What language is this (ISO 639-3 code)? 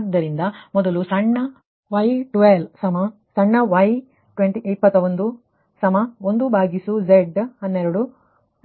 kan